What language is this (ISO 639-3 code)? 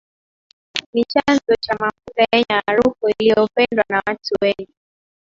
swa